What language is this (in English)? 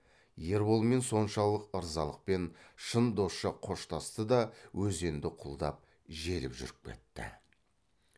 Kazakh